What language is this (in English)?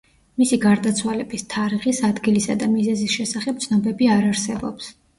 Georgian